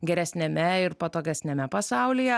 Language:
Lithuanian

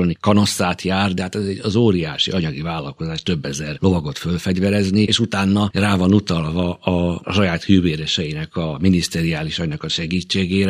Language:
Hungarian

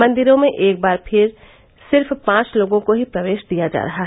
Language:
Hindi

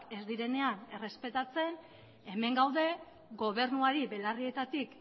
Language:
Basque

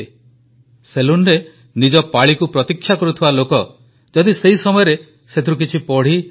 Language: Odia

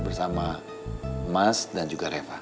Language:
Indonesian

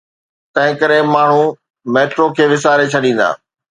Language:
Sindhi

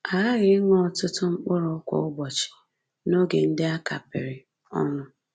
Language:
Igbo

